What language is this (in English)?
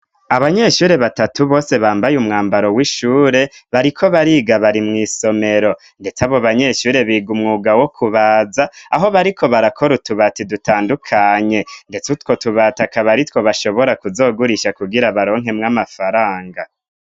Rundi